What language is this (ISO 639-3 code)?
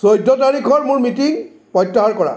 asm